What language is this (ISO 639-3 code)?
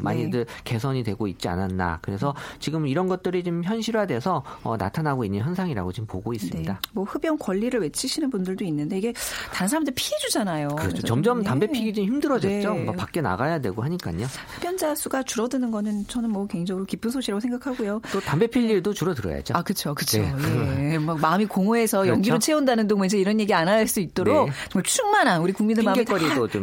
kor